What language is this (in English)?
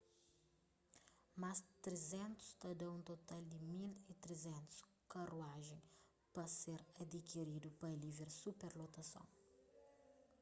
Kabuverdianu